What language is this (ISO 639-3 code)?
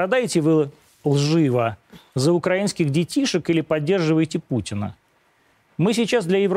rus